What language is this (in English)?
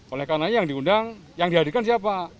Indonesian